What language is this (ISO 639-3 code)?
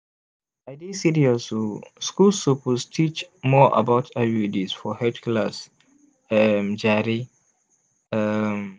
pcm